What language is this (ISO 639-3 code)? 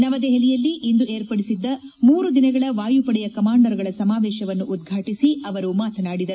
kan